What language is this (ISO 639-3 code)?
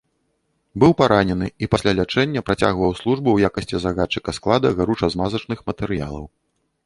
bel